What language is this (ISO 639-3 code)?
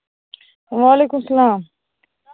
kas